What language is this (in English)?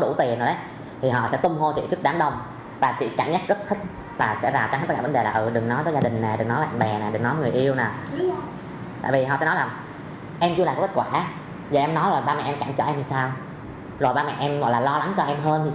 Vietnamese